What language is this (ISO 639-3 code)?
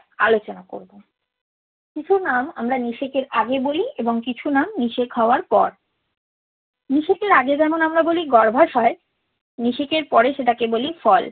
ben